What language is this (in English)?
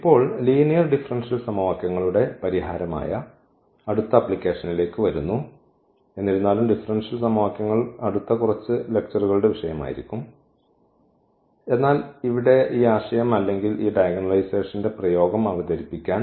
Malayalam